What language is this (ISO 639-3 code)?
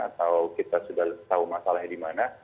ind